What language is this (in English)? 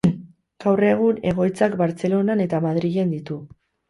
Basque